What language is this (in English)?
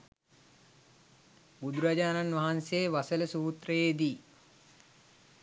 Sinhala